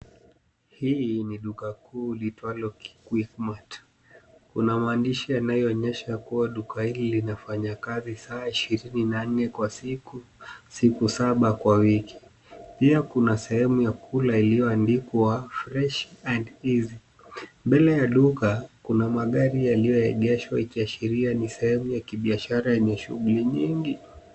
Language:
Swahili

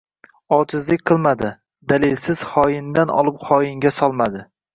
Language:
Uzbek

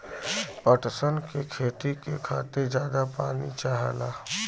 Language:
Bhojpuri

